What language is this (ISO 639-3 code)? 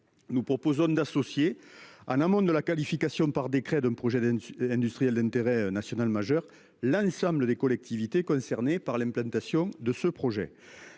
fra